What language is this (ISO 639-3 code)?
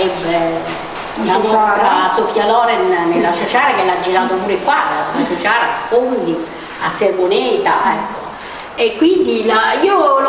ita